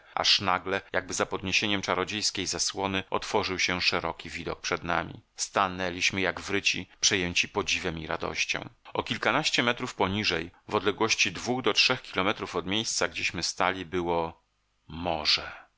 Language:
Polish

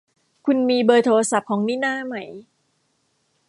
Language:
Thai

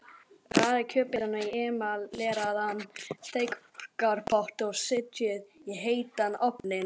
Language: Icelandic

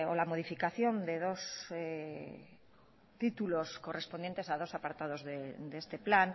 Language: Spanish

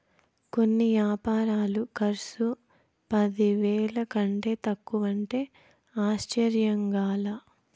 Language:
Telugu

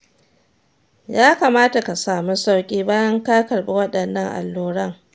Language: Hausa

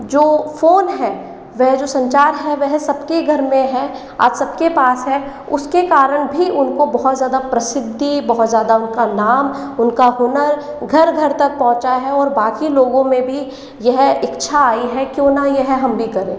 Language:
Hindi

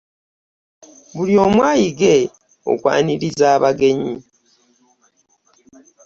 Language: Ganda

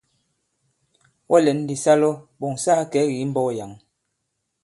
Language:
Bankon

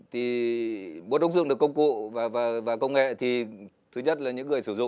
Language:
Vietnamese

